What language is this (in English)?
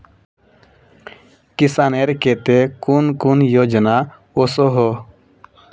Magahi